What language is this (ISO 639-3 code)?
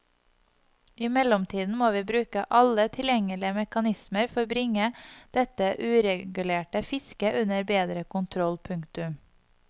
nor